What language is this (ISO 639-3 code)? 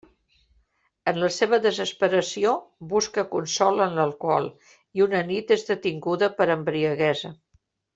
cat